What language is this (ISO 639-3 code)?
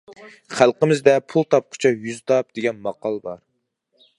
uig